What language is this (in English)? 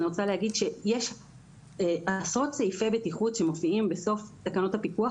Hebrew